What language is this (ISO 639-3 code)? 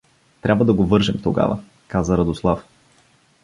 bul